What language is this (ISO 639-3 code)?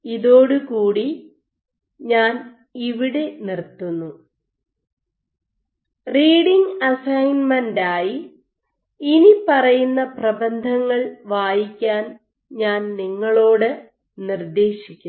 mal